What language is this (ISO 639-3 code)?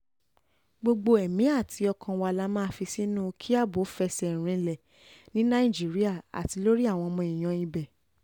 yor